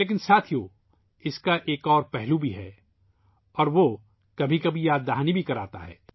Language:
Urdu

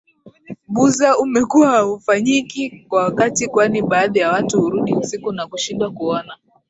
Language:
Swahili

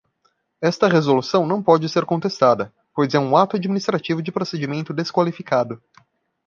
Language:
Portuguese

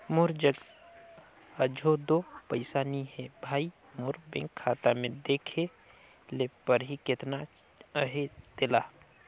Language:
Chhattisgarhi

